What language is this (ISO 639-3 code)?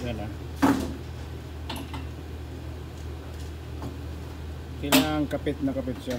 fil